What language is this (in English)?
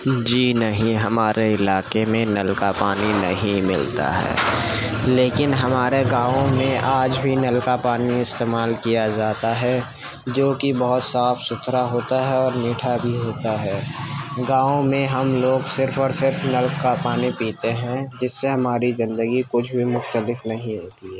Urdu